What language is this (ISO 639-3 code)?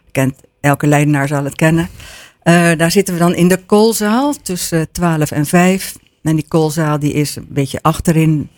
nld